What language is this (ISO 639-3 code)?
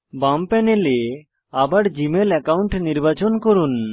ben